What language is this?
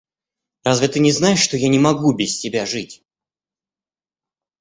Russian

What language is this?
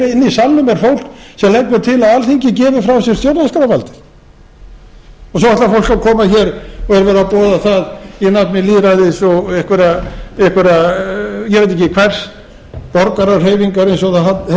Icelandic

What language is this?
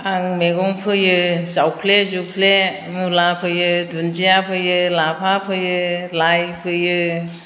Bodo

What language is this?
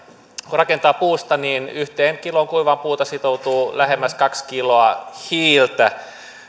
Finnish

